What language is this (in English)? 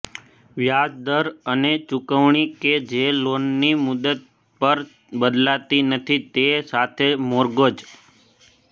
Gujarati